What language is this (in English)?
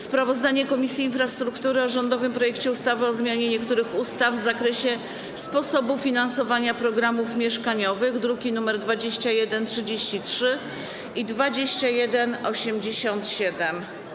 Polish